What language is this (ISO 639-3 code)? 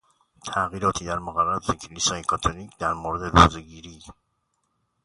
fas